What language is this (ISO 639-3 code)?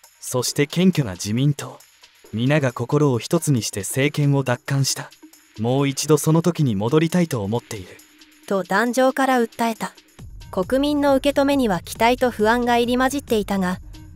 jpn